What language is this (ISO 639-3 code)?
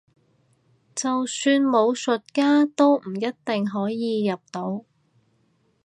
yue